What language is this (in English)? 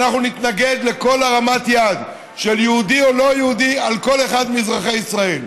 Hebrew